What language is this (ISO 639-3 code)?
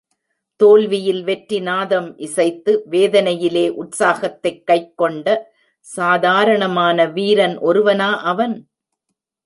tam